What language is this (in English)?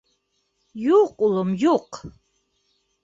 Bashkir